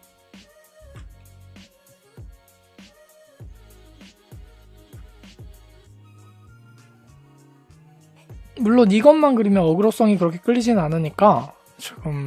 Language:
Korean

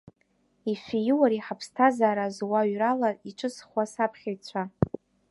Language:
Abkhazian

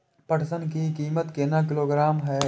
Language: Maithili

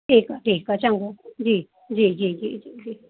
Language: Sindhi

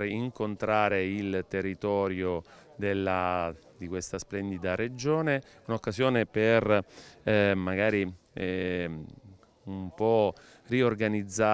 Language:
Italian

